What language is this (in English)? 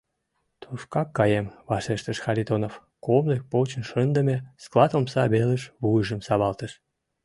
Mari